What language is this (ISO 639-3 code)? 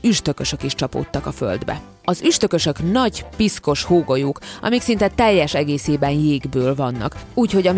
hun